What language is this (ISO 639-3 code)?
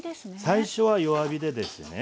jpn